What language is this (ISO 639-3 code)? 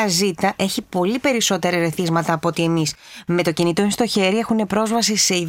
ell